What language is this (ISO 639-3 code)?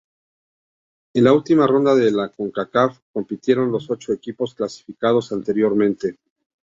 spa